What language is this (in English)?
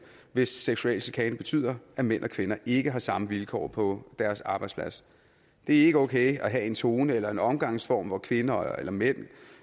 Danish